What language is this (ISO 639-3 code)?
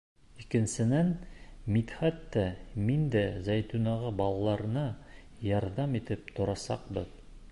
bak